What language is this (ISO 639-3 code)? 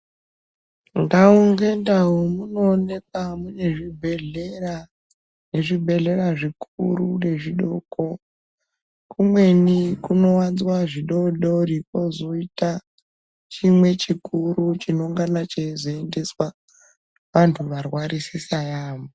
ndc